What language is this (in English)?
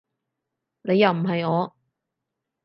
Cantonese